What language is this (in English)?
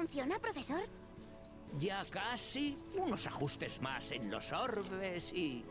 Spanish